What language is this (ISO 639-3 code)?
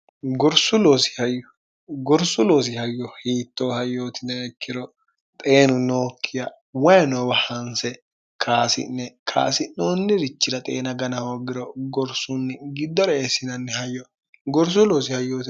sid